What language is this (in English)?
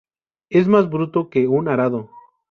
Spanish